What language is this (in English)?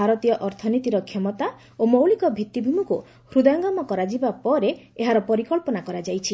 Odia